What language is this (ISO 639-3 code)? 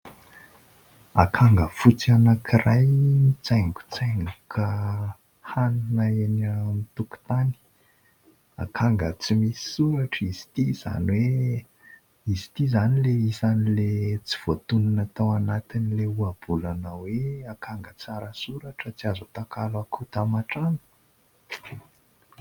mlg